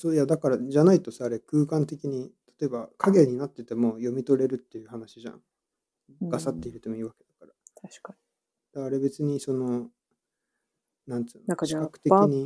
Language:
Japanese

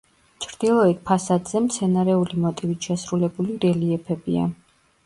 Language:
Georgian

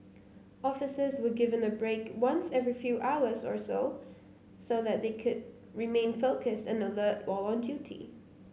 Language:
English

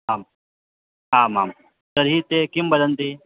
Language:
Sanskrit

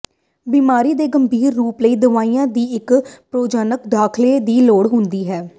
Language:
Punjabi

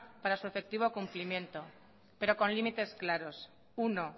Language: Spanish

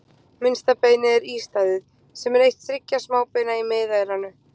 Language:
Icelandic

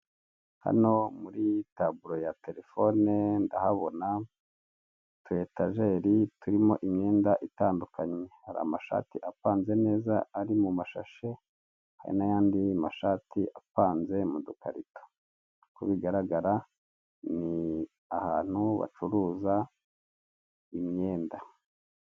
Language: Kinyarwanda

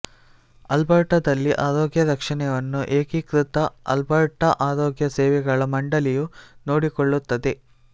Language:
Kannada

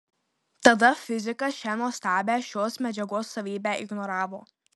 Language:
Lithuanian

